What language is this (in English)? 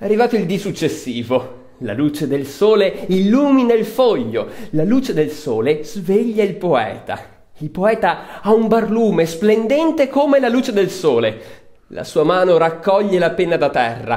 Italian